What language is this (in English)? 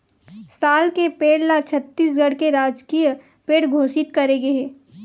Chhattisgarhi